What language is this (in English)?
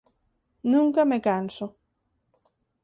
Galician